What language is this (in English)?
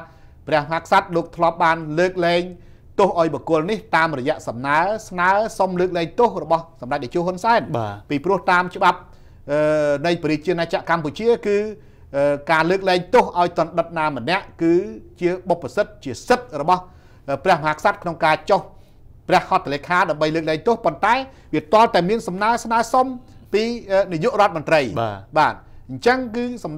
Thai